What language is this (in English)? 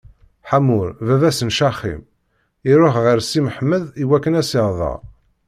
Kabyle